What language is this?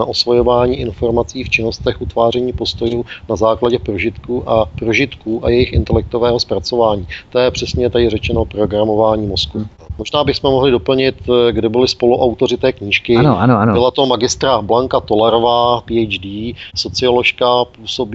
Czech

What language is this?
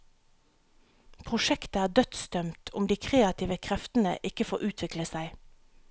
Norwegian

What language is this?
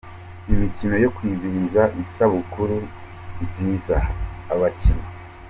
Kinyarwanda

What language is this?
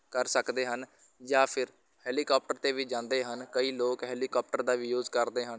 Punjabi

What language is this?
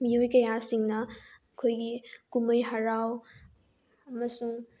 Manipuri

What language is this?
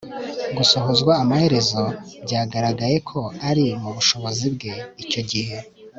Kinyarwanda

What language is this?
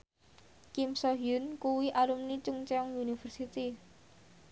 Javanese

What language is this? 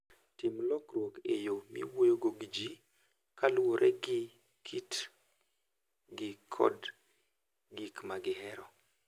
Luo (Kenya and Tanzania)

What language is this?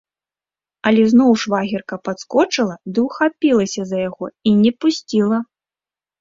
Belarusian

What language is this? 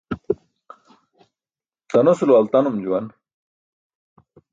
Burushaski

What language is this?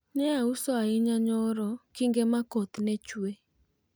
Luo (Kenya and Tanzania)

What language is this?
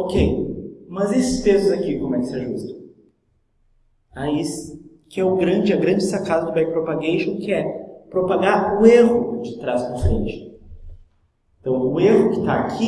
Portuguese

